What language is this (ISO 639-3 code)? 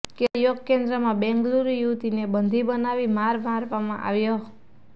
guj